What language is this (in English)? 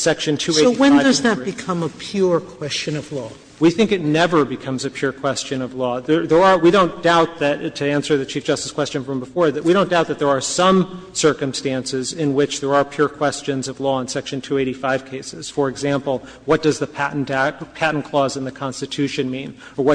English